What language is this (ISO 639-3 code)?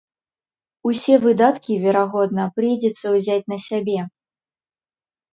bel